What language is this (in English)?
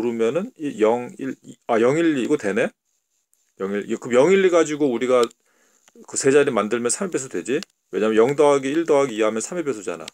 Korean